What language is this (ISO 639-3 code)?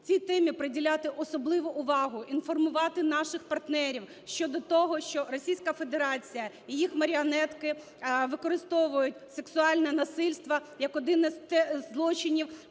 ukr